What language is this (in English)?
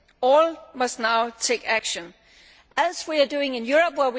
English